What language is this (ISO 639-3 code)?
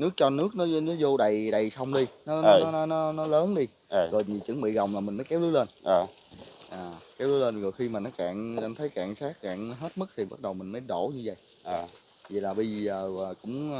vie